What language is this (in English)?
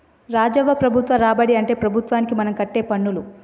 Telugu